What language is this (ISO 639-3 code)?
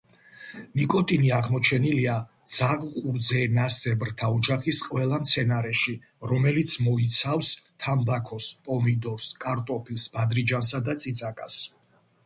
kat